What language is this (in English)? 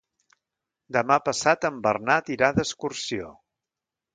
Catalan